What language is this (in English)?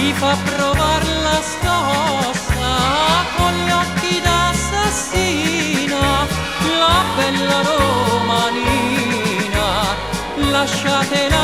Romanian